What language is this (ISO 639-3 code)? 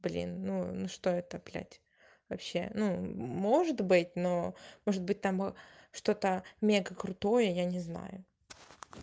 rus